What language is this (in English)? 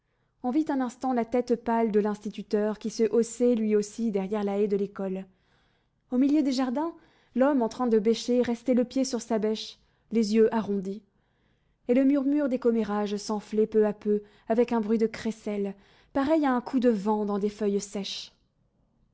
French